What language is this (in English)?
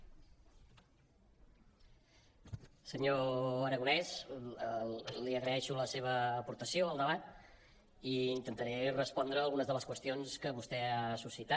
Catalan